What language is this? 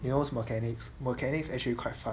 English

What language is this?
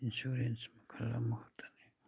Manipuri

